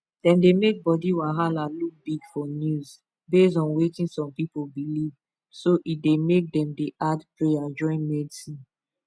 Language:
Nigerian Pidgin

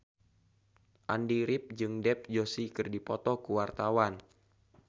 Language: Sundanese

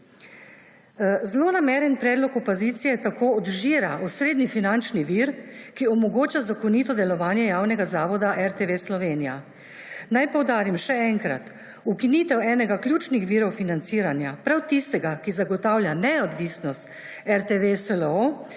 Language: Slovenian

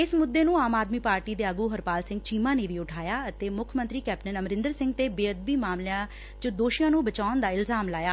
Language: Punjabi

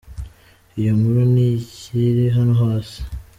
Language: Kinyarwanda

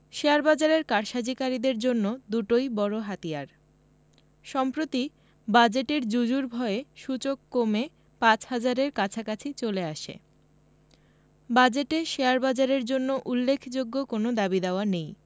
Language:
Bangla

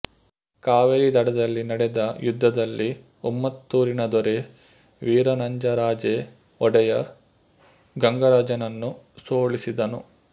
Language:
Kannada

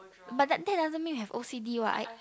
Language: English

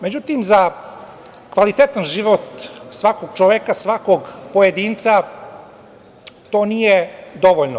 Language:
Serbian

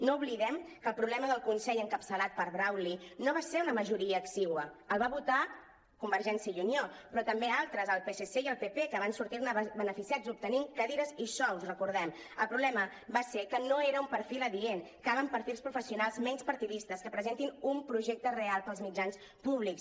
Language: Catalan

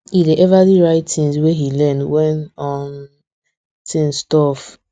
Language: Nigerian Pidgin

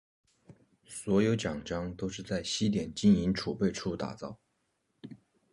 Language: Chinese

